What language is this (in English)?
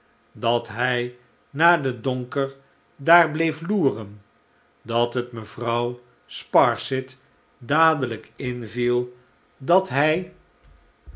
Dutch